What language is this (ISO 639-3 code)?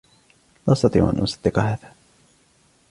ara